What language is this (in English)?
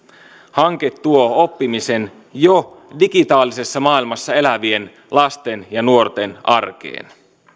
Finnish